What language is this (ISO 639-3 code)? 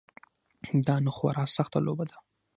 pus